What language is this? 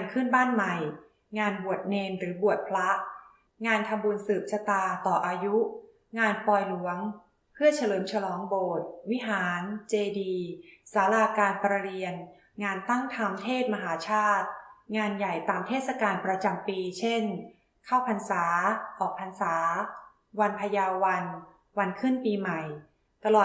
Thai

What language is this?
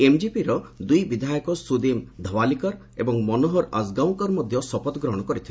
Odia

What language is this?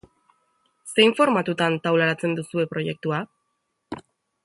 Basque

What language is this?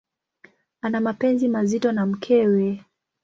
Swahili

